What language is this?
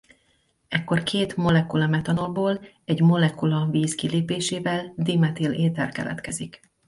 Hungarian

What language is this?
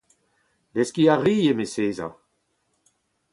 Breton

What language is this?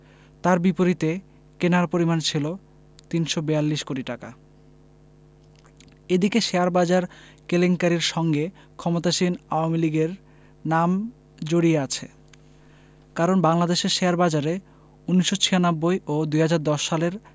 Bangla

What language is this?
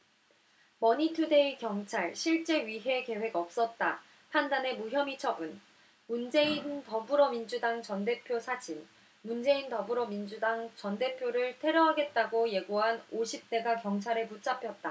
Korean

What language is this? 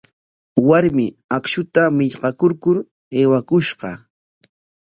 Corongo Ancash Quechua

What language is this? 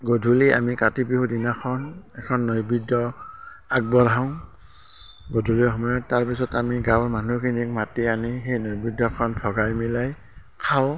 Assamese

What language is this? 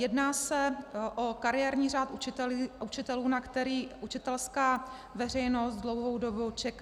Czech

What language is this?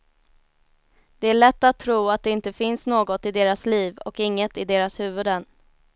Swedish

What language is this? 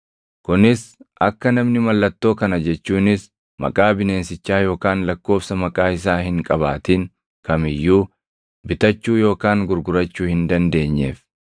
Oromo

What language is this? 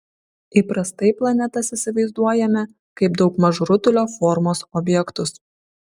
Lithuanian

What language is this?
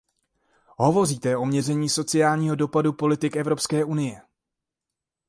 Czech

